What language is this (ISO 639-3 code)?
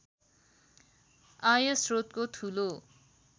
nep